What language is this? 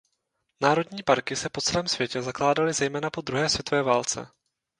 Czech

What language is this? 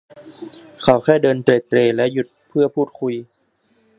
Thai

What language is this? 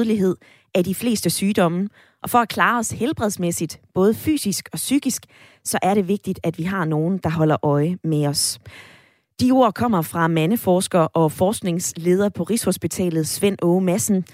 Danish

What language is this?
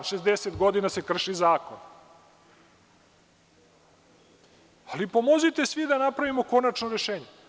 Serbian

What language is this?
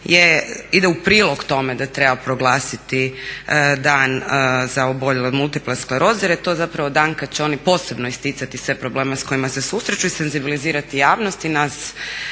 Croatian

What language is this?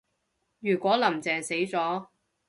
Cantonese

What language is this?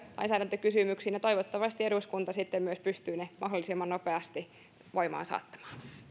Finnish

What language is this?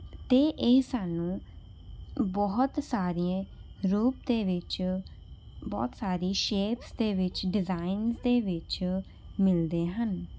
Punjabi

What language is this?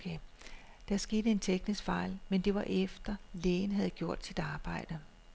Danish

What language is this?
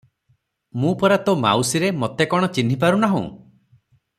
Odia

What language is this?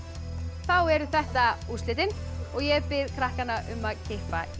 Icelandic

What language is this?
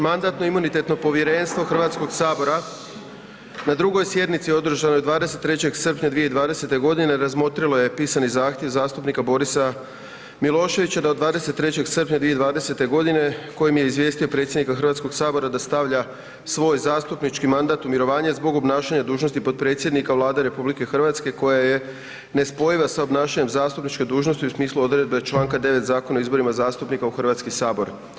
Croatian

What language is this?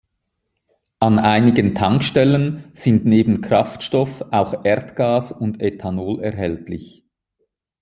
German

